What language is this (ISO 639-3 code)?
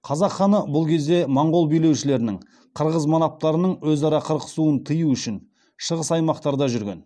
kaz